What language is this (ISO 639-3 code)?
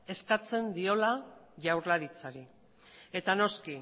eus